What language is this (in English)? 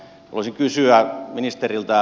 Finnish